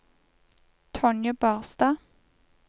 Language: Norwegian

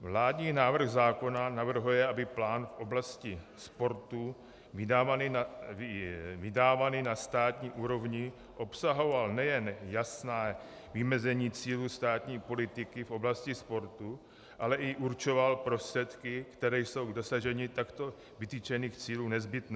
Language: Czech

